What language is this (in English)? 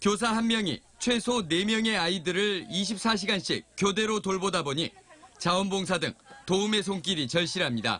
Korean